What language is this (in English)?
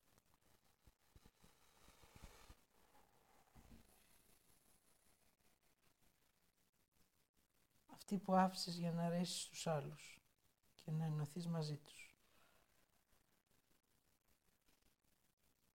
Greek